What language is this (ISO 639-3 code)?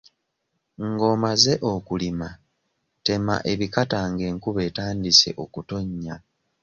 lug